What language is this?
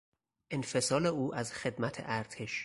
Persian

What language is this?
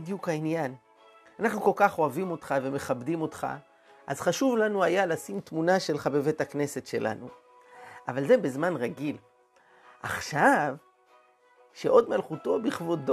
Hebrew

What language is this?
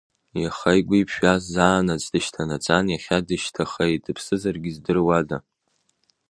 Abkhazian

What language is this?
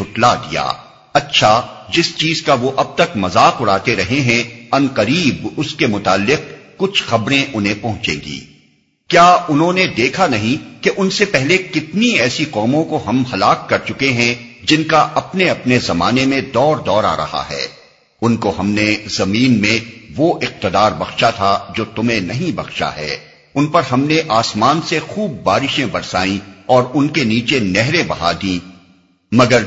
Urdu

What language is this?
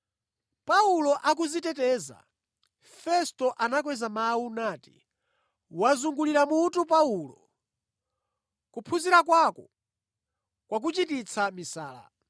Nyanja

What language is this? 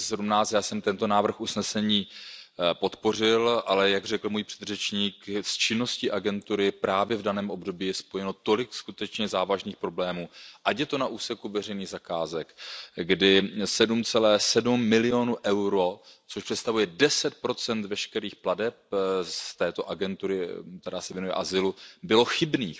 Czech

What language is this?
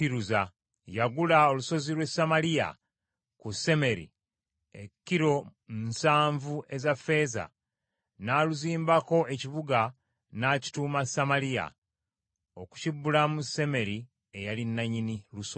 Ganda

